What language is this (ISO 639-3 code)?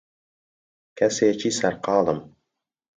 ckb